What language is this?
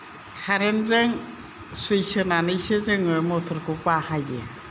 Bodo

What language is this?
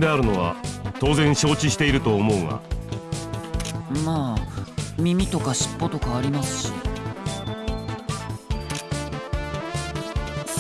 Indonesian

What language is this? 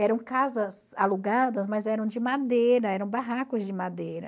Portuguese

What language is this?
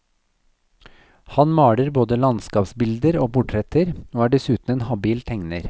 Norwegian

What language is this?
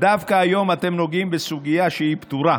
Hebrew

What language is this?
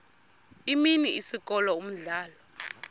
Xhosa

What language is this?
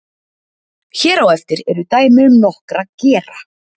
Icelandic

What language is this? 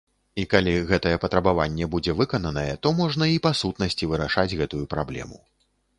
Belarusian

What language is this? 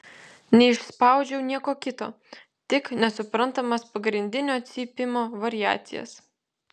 Lithuanian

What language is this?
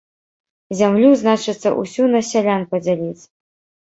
Belarusian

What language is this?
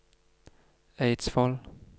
Norwegian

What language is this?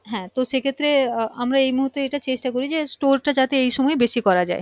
Bangla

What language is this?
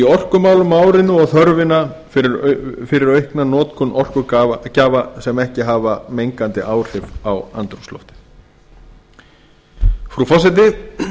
Icelandic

